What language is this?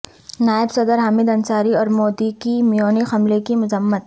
Urdu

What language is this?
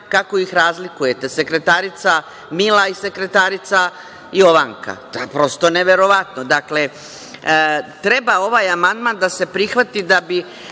Serbian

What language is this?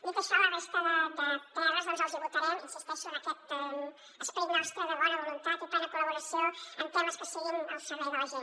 Catalan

